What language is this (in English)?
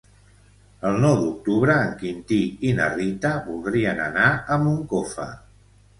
Catalan